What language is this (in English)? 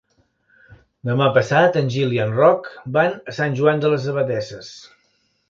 Catalan